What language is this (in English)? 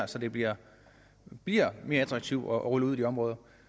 Danish